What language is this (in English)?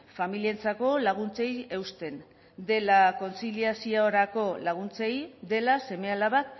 Basque